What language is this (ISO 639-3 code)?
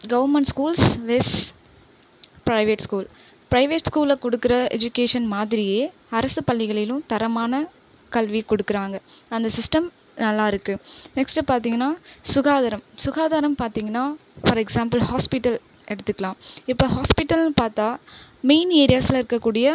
tam